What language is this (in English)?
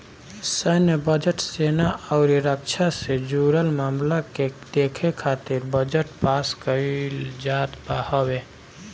Bhojpuri